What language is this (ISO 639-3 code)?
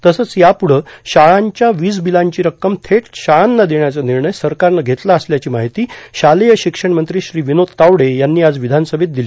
mar